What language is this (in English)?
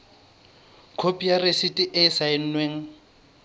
Southern Sotho